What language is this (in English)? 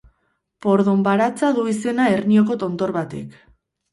Basque